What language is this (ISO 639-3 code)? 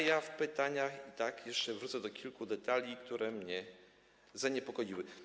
pol